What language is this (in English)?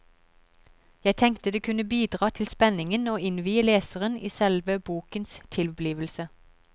Norwegian